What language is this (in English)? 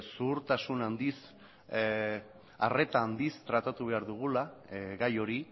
Basque